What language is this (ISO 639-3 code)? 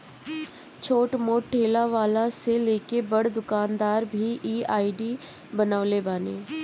bho